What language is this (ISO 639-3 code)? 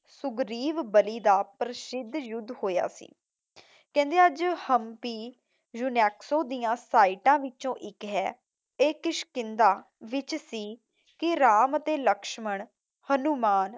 pan